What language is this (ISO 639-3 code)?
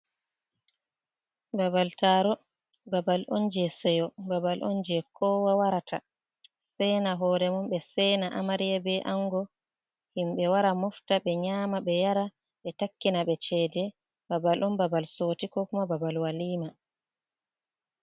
ful